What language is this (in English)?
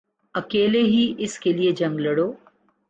Urdu